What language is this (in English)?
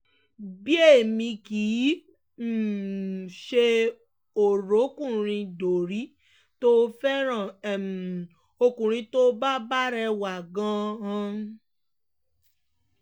Yoruba